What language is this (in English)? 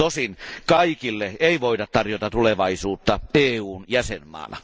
Finnish